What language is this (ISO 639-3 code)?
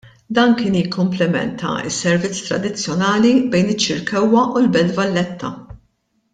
mlt